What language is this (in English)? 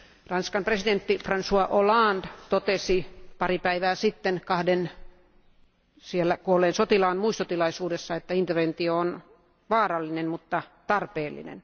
Finnish